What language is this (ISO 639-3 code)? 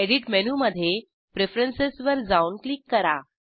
mar